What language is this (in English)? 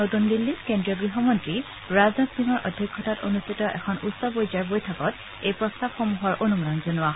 Assamese